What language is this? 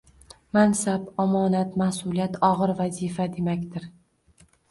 Uzbek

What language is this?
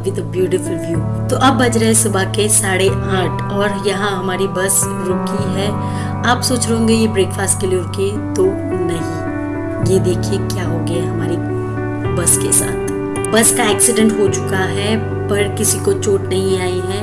Hindi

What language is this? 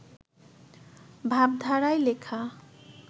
Bangla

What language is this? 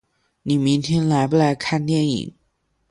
Chinese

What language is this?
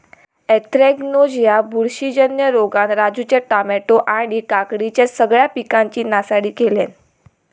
Marathi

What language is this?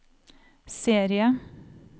Norwegian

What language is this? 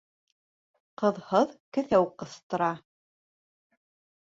Bashkir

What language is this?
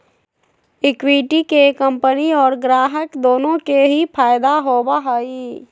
Magahi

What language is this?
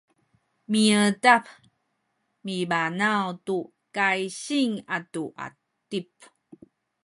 Sakizaya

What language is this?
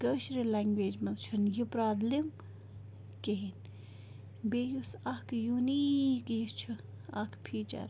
Kashmiri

